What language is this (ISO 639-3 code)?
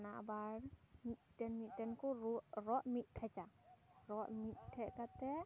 sat